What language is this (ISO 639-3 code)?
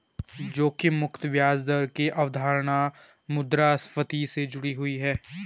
hin